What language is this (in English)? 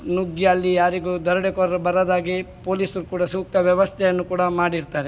Kannada